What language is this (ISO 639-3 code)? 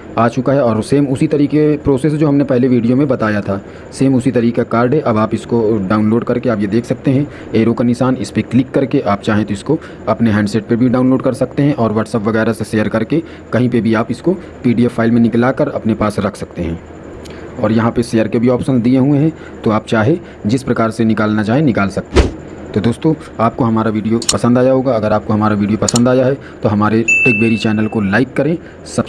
hin